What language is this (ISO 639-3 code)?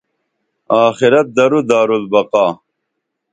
dml